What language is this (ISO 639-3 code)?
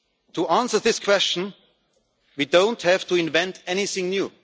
eng